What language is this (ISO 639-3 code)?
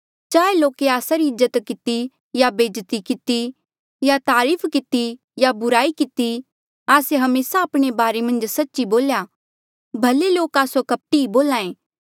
mjl